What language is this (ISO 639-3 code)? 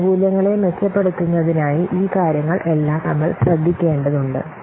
mal